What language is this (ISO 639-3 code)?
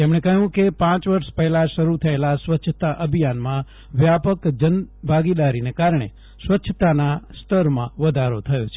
guj